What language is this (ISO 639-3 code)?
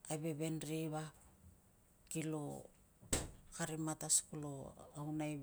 lcm